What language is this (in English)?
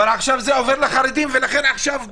Hebrew